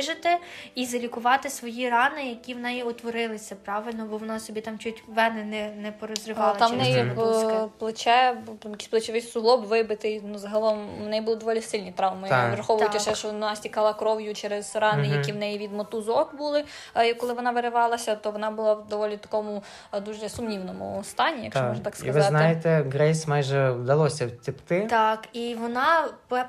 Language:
Ukrainian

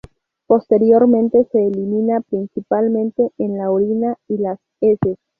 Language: Spanish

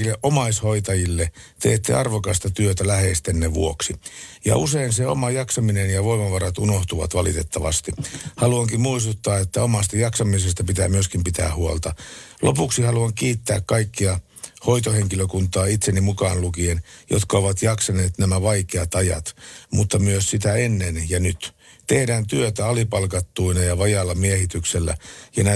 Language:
Finnish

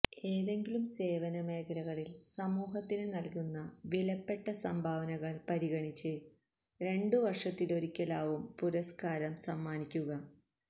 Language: Malayalam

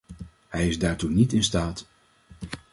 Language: Dutch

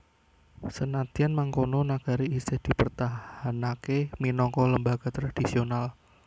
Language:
Javanese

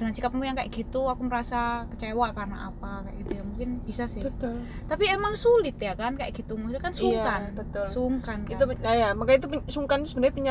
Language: Indonesian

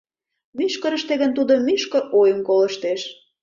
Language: Mari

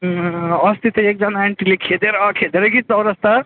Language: Nepali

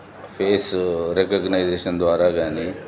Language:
Telugu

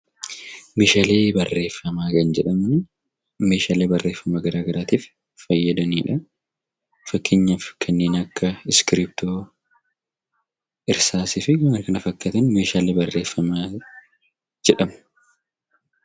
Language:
Oromo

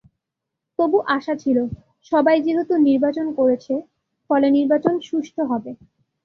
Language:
Bangla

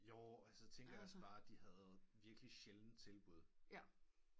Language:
Danish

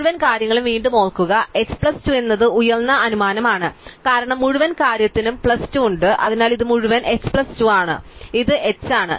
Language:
Malayalam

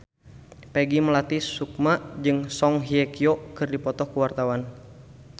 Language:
Sundanese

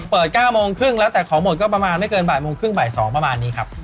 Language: Thai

